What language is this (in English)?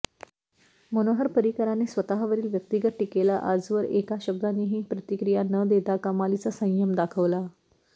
Marathi